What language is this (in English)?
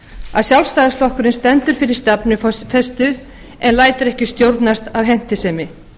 Icelandic